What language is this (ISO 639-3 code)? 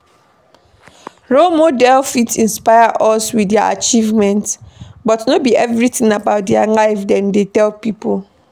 pcm